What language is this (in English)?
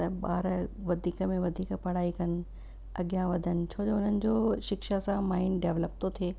Sindhi